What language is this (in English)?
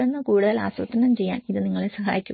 Malayalam